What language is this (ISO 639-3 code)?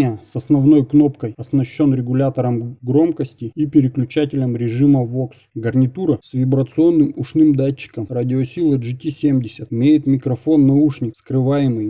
rus